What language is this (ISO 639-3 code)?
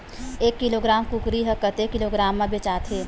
hne